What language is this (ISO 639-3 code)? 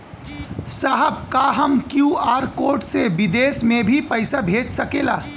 bho